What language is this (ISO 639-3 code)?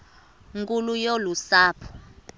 xho